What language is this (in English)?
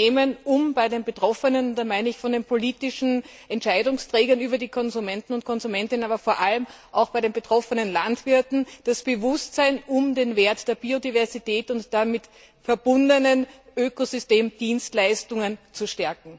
German